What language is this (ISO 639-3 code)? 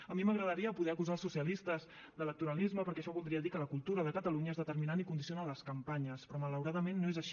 cat